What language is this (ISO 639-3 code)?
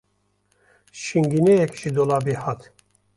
kur